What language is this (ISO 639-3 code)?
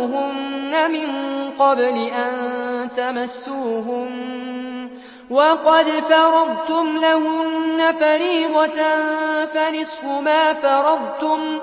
ara